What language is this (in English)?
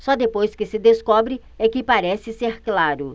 Portuguese